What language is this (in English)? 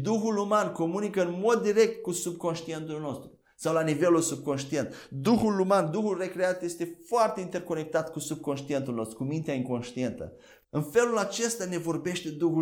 Romanian